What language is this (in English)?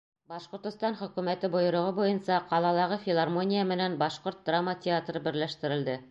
Bashkir